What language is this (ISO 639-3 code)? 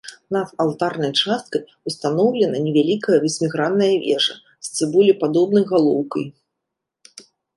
bel